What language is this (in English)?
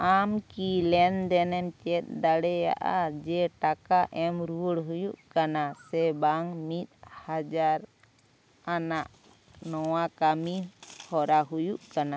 Santali